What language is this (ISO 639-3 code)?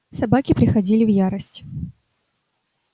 rus